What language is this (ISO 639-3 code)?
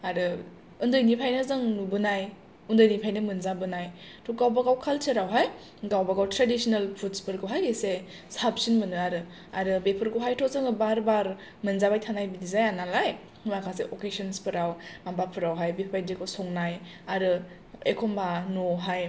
brx